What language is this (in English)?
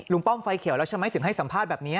Thai